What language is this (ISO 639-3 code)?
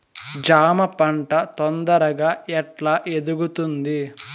tel